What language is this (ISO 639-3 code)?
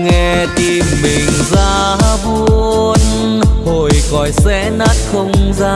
vie